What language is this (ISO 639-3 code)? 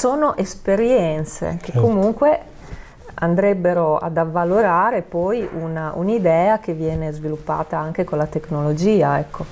ita